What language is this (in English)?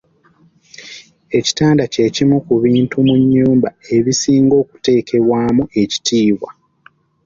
Ganda